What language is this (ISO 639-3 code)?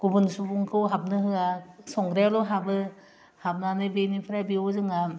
brx